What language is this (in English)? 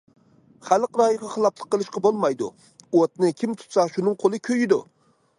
Uyghur